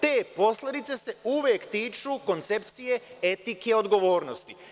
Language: Serbian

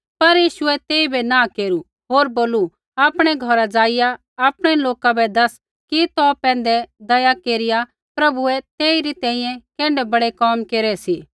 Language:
Kullu Pahari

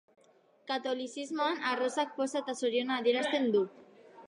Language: Basque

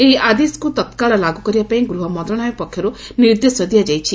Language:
Odia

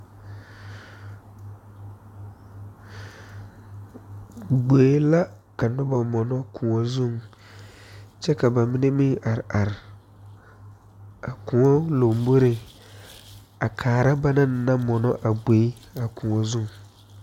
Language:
Southern Dagaare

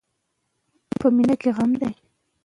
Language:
Pashto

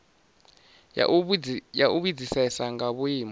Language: Venda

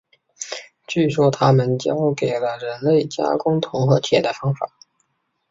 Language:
Chinese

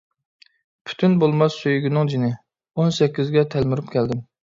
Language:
Uyghur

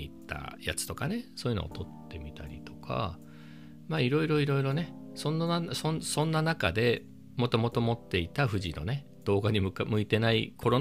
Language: Japanese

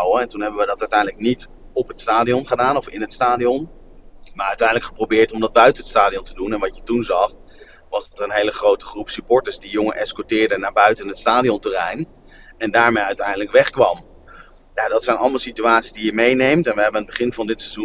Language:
Dutch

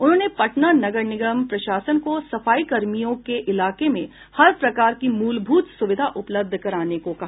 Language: Hindi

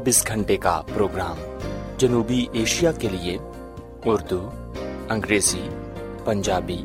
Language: Urdu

